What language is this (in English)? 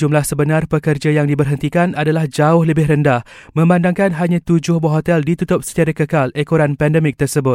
Malay